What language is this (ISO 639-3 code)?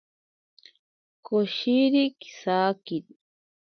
prq